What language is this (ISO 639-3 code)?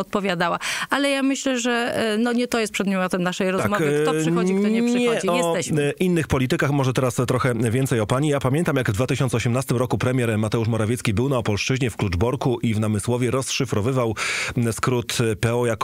pol